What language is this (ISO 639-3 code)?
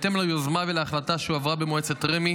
heb